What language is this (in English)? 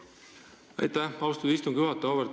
Estonian